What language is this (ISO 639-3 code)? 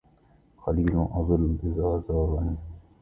ara